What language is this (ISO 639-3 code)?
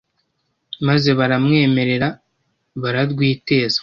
kin